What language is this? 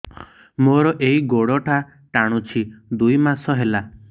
Odia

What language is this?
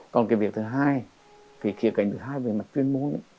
Vietnamese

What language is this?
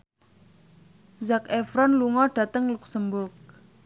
Javanese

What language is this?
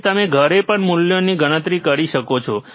Gujarati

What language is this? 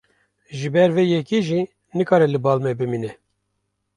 Kurdish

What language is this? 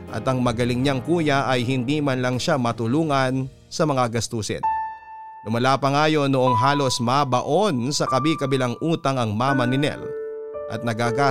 Filipino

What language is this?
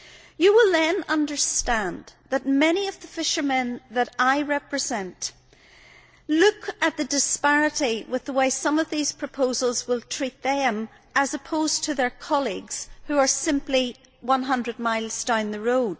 English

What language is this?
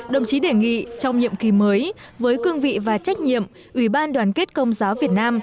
Vietnamese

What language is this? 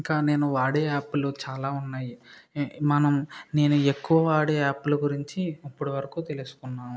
Telugu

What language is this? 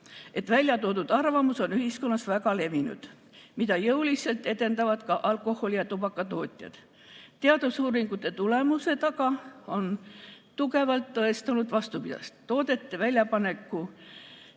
Estonian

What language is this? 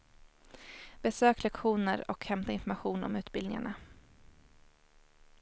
Swedish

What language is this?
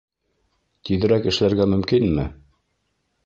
Bashkir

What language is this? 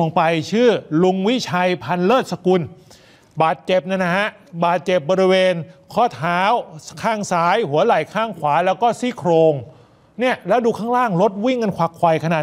Thai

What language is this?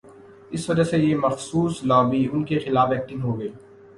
Urdu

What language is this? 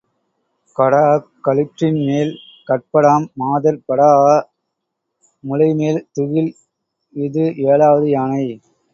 Tamil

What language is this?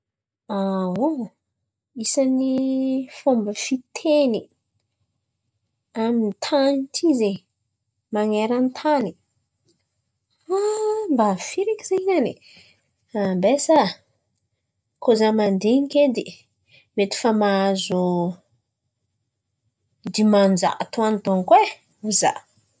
Antankarana Malagasy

